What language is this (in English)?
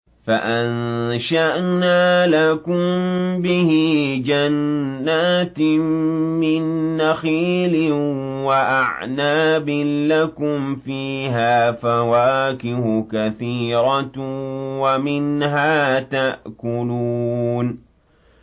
Arabic